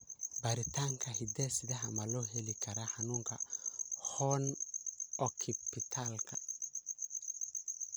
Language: Somali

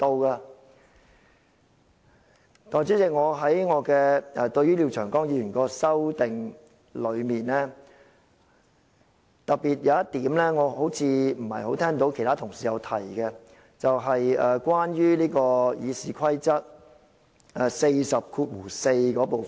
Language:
Cantonese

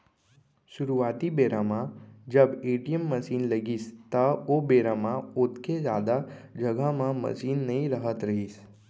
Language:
Chhattisgarhi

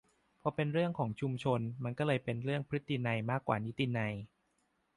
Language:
Thai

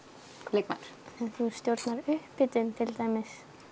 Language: Icelandic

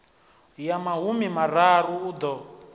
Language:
Venda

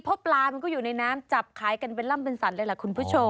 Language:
Thai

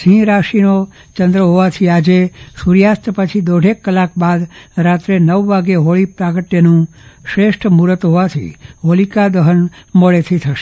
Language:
Gujarati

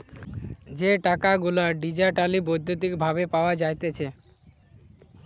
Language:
Bangla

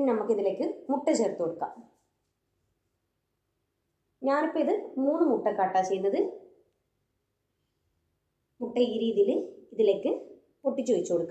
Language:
Arabic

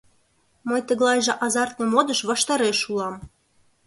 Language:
Mari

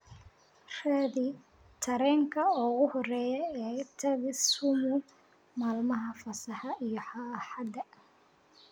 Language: Somali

